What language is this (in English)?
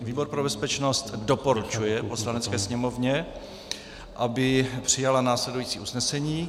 Czech